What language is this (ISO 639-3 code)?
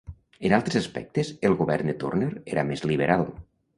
cat